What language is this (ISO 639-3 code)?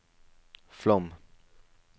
nor